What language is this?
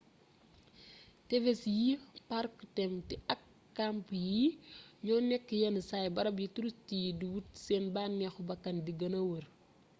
Wolof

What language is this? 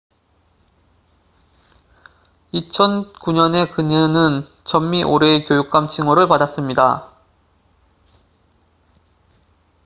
Korean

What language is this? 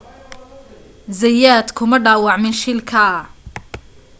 Somali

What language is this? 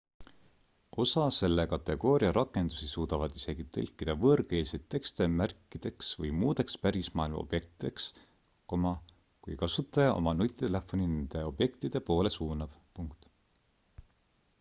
Estonian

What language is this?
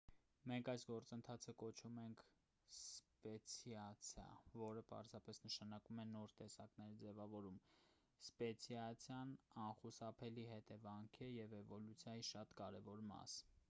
Armenian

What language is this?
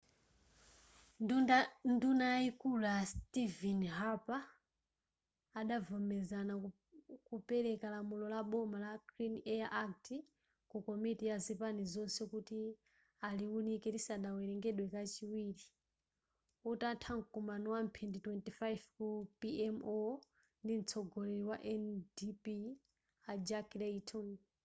Nyanja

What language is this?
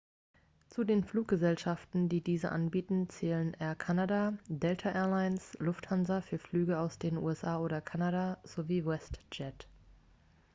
German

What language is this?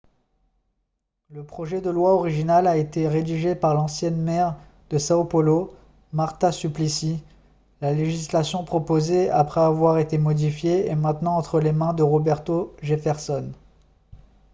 French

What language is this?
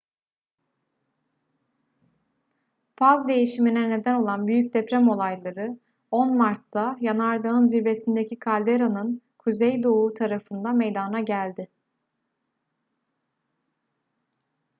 Turkish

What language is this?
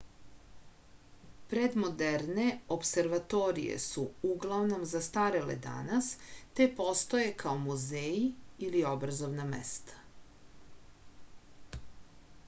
Serbian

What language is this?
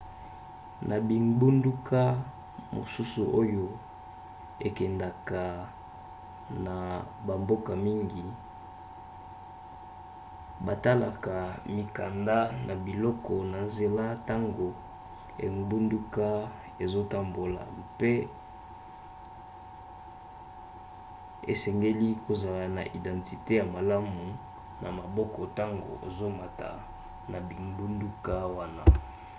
Lingala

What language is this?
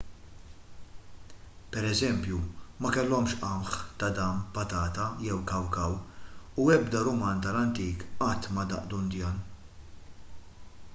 Maltese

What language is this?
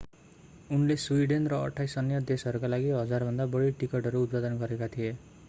Nepali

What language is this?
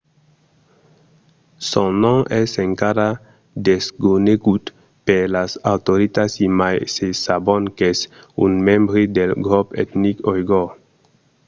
Occitan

